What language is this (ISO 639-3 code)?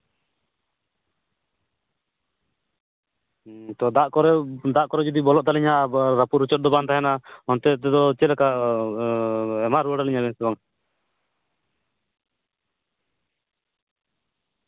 sat